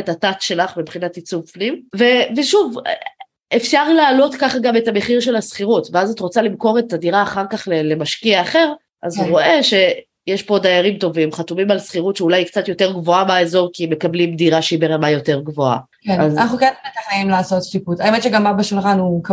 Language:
Hebrew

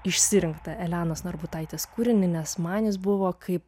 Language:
Lithuanian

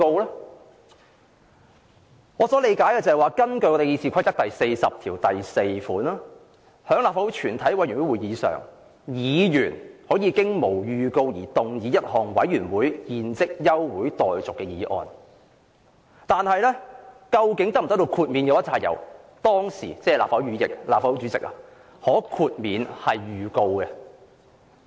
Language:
Cantonese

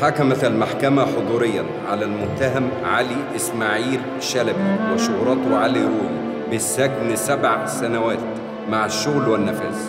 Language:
Arabic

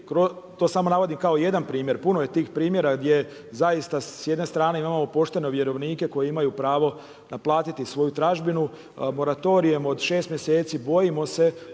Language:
Croatian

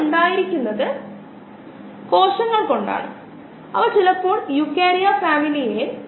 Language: Malayalam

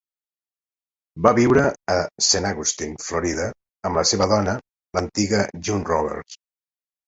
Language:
Catalan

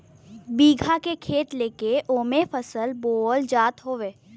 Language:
Bhojpuri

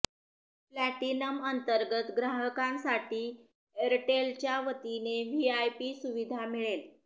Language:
Marathi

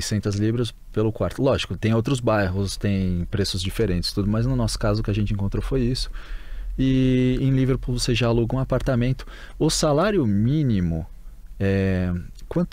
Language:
Portuguese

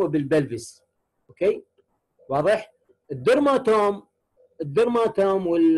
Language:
Arabic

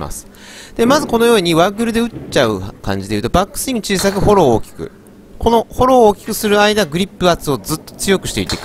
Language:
Japanese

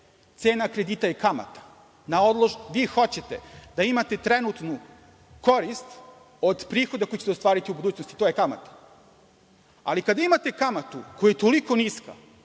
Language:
Serbian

